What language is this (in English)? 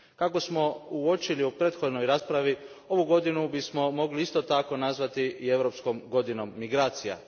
Croatian